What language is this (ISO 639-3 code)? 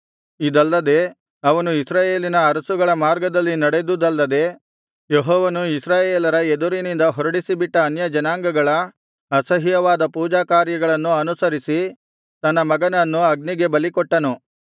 kan